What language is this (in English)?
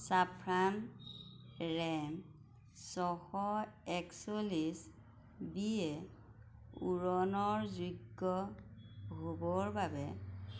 Assamese